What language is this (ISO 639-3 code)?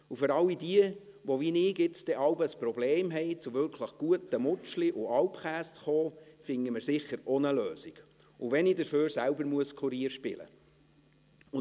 gsw